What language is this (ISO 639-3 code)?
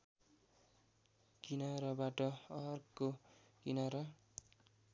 nep